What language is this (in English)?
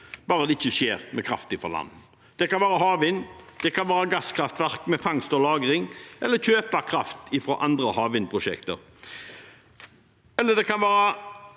Norwegian